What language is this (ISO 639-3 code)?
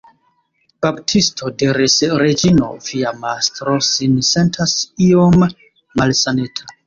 epo